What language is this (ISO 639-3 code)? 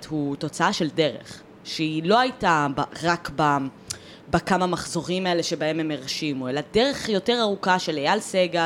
heb